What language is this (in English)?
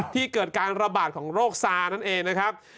Thai